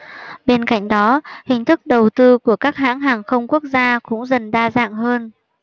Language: Vietnamese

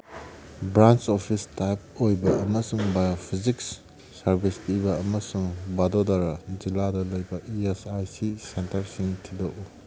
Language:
Manipuri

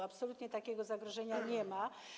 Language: Polish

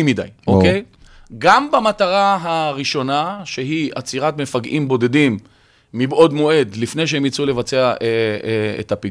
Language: Hebrew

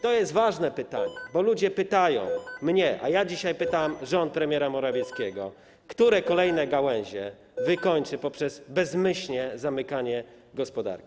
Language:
Polish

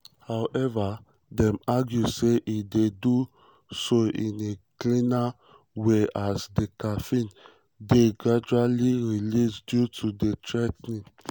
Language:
Nigerian Pidgin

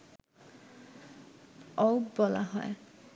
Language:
Bangla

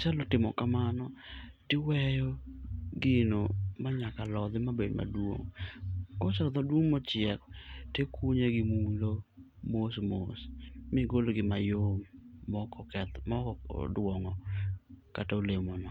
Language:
Luo (Kenya and Tanzania)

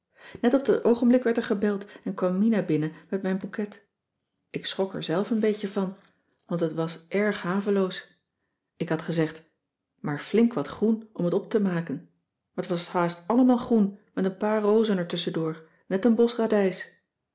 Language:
Dutch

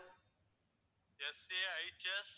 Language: Tamil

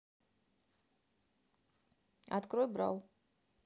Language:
Russian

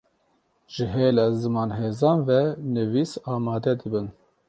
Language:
Kurdish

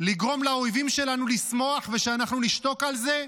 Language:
Hebrew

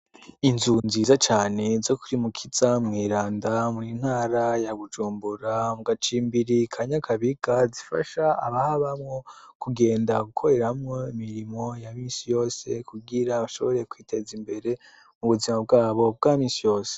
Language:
Rundi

